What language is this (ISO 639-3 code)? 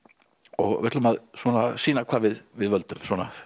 isl